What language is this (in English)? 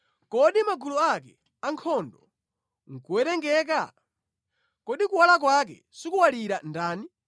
Nyanja